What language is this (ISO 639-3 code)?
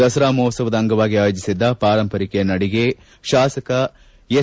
kan